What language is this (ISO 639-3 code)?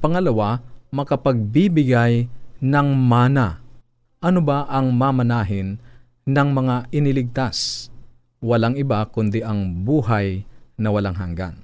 fil